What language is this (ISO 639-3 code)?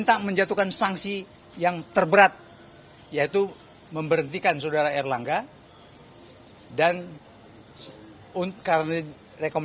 ind